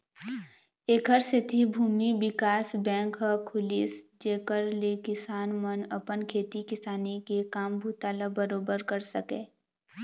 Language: Chhattisgarhi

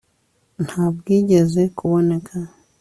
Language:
Kinyarwanda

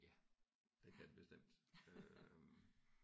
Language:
Danish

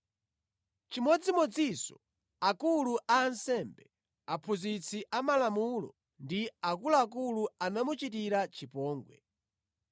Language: Nyanja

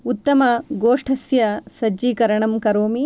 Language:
Sanskrit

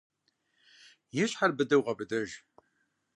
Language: Kabardian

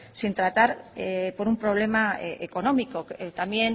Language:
Spanish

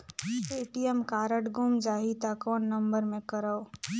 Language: Chhattisgarhi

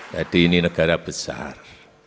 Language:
Indonesian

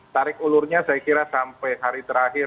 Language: Indonesian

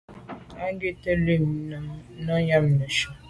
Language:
Medumba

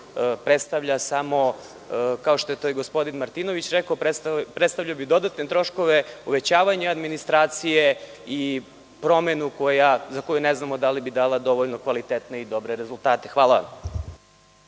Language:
Serbian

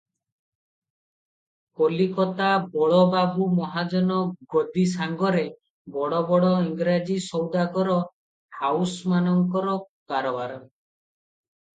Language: Odia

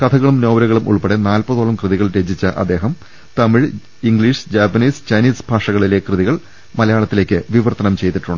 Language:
Malayalam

